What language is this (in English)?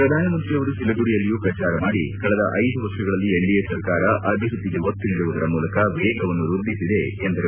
Kannada